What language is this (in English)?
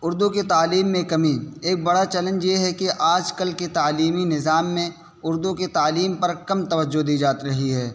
Urdu